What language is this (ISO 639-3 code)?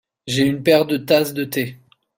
fra